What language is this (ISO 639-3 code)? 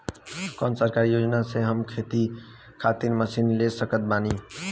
bho